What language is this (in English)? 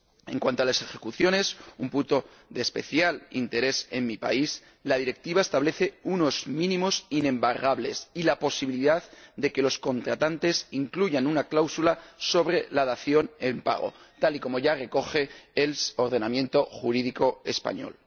Spanish